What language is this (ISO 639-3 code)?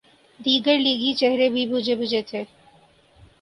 urd